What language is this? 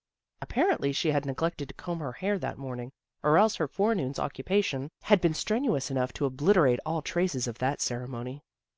English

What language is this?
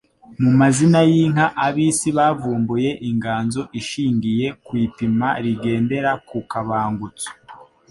Kinyarwanda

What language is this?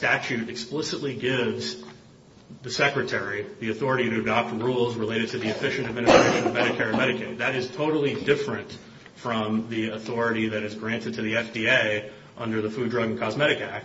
English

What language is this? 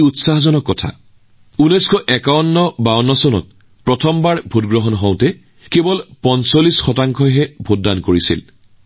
Assamese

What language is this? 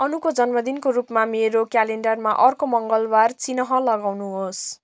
Nepali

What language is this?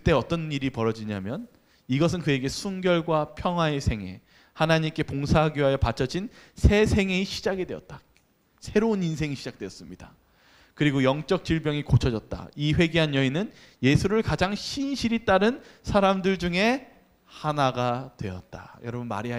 Korean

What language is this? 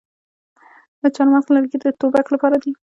Pashto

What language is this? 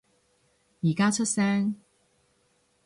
Cantonese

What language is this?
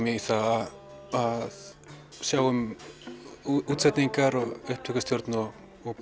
Icelandic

